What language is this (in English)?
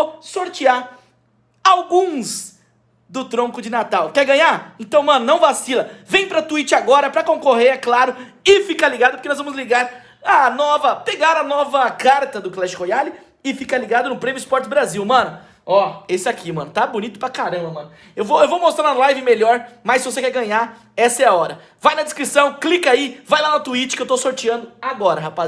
Portuguese